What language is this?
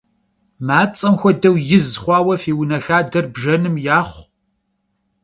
Kabardian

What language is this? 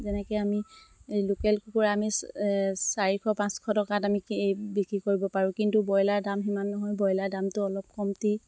Assamese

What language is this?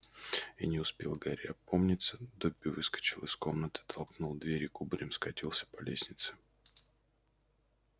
Russian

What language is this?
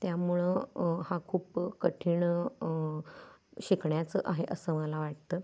Marathi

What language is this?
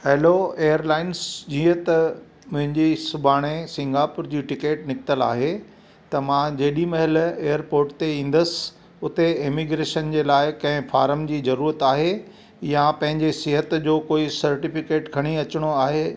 Sindhi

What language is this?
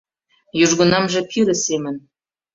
Mari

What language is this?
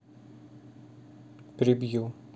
Russian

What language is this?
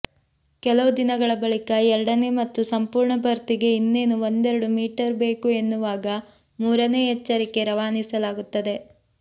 Kannada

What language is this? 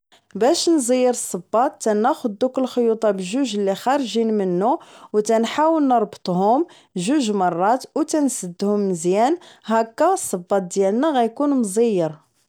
Moroccan Arabic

